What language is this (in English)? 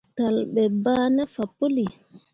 Mundang